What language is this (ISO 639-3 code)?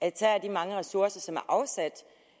dan